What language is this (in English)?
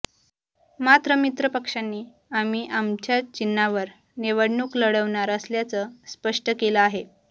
Marathi